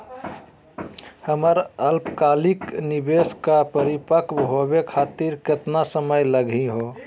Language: Magahi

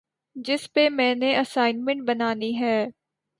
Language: Urdu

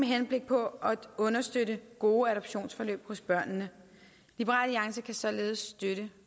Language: Danish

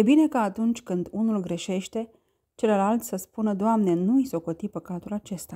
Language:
Romanian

